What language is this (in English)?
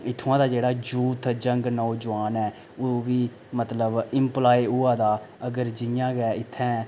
Dogri